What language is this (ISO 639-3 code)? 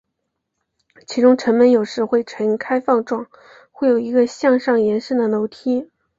zho